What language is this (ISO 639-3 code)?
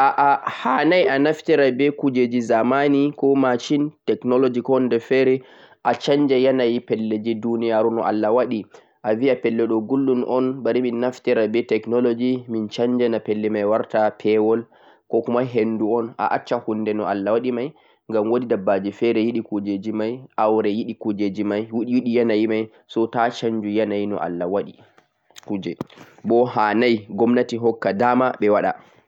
fuq